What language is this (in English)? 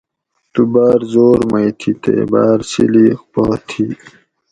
Gawri